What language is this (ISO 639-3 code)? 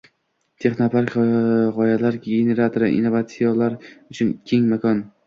uzb